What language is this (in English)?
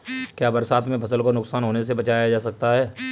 Hindi